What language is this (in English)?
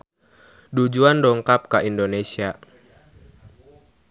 Sundanese